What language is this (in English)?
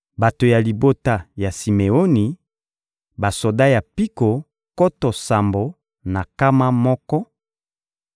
Lingala